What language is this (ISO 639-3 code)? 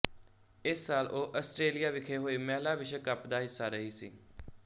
pan